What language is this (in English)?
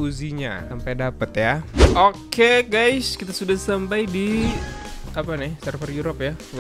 Indonesian